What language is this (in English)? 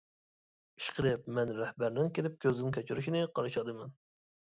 Uyghur